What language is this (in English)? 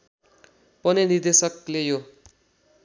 Nepali